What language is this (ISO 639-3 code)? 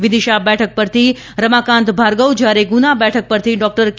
guj